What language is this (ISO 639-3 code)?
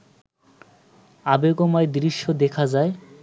ben